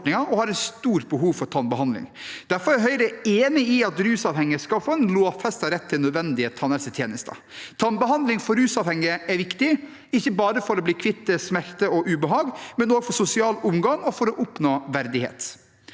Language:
Norwegian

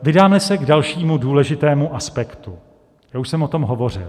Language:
Czech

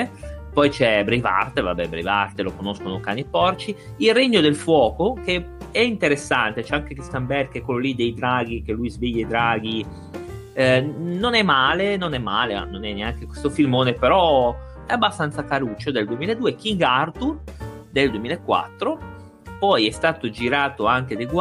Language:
Italian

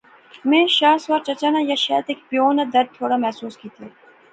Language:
Pahari-Potwari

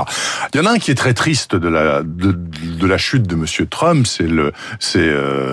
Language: French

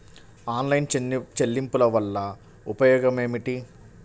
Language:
Telugu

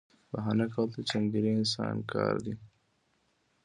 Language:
Pashto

